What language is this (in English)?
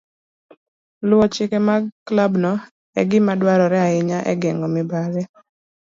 Luo (Kenya and Tanzania)